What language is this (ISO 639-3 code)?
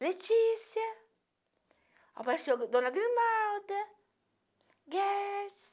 por